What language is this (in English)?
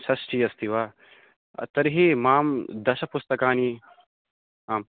Sanskrit